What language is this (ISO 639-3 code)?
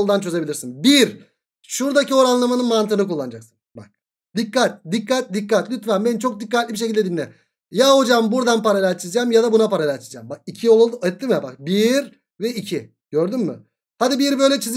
tur